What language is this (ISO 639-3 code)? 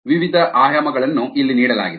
kan